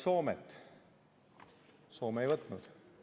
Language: Estonian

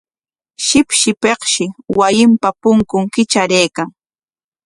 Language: Corongo Ancash Quechua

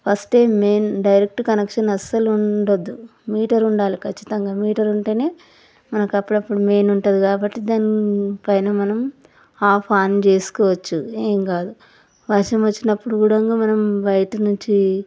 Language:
Telugu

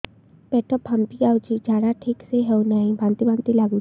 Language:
Odia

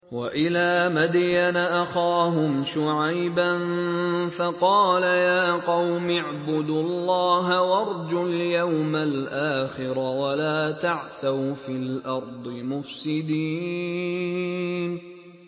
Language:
Arabic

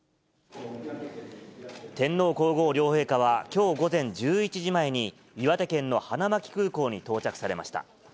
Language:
Japanese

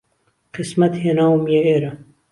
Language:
Central Kurdish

